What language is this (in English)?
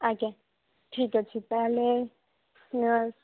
Odia